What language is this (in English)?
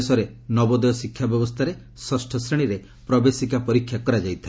Odia